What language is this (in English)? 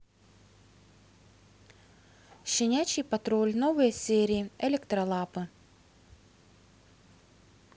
Russian